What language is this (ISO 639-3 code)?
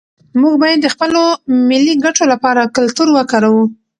pus